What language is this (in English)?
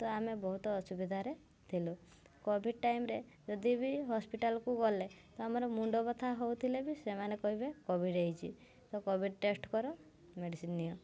Odia